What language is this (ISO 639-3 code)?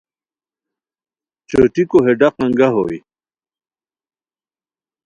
khw